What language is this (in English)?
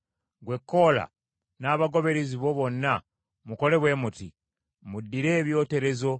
Ganda